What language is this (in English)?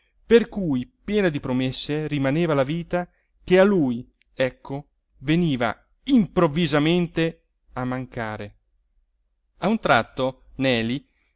Italian